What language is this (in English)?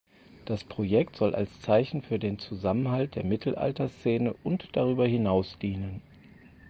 German